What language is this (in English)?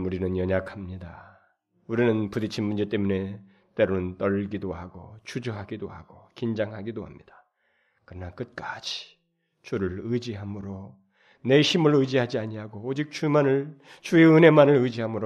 Korean